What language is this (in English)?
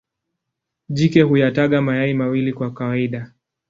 Swahili